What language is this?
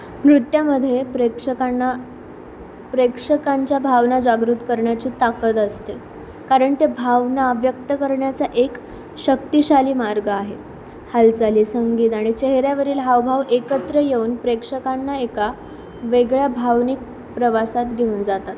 Marathi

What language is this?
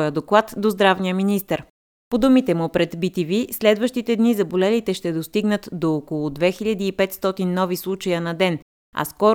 Bulgarian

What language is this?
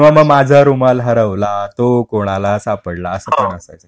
Marathi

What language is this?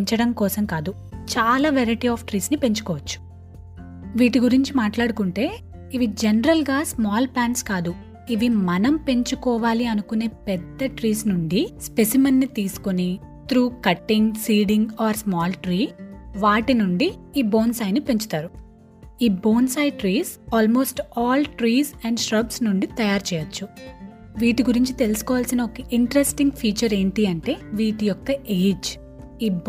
Telugu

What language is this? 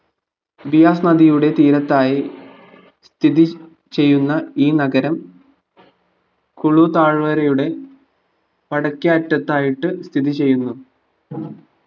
Malayalam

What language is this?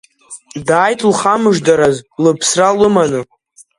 Abkhazian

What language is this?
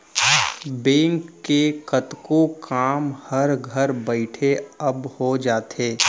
Chhattisgarhi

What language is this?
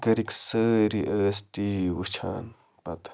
Kashmiri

